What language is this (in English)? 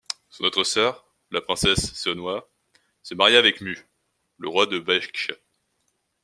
French